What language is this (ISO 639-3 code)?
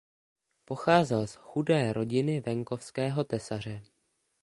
ces